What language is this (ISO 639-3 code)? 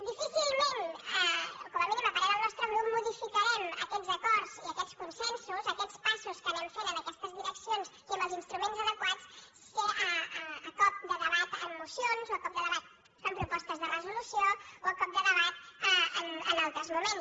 cat